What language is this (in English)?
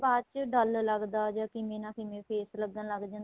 Punjabi